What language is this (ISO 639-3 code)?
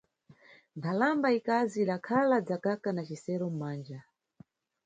nyu